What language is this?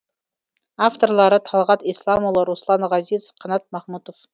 Kazakh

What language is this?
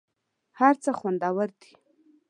Pashto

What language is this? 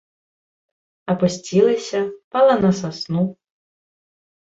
Belarusian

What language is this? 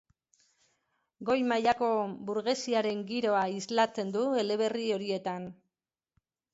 Basque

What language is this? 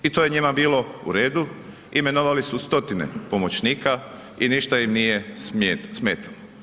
Croatian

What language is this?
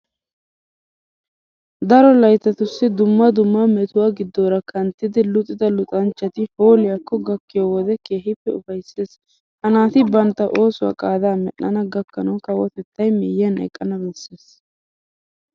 Wolaytta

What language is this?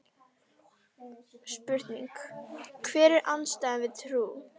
Icelandic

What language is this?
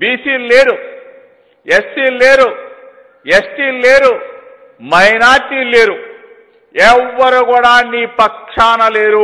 Telugu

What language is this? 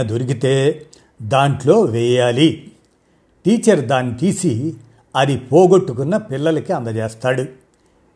Telugu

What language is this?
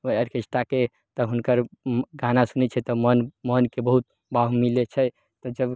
Maithili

